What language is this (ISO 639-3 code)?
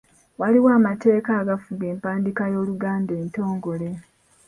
lug